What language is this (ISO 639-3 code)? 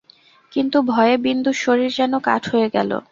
ben